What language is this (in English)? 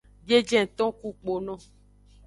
Aja (Benin)